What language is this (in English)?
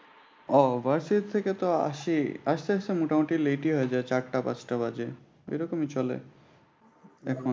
Bangla